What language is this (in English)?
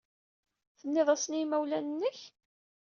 Kabyle